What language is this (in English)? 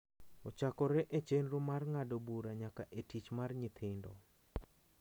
Luo (Kenya and Tanzania)